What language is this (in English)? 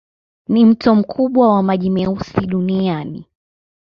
Swahili